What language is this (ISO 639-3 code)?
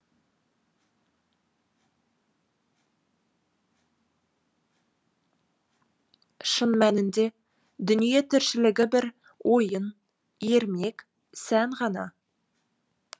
kaz